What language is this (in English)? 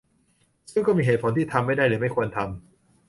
Thai